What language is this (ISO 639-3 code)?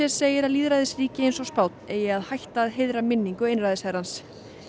isl